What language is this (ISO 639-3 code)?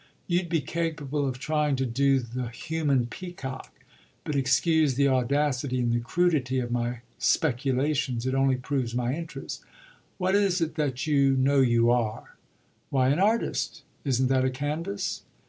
eng